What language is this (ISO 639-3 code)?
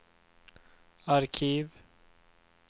swe